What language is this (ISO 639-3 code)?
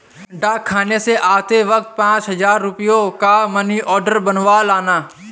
hin